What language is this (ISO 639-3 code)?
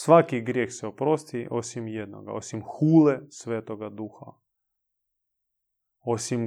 hrv